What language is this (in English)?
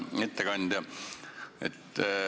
Estonian